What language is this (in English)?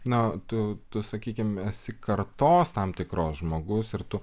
Lithuanian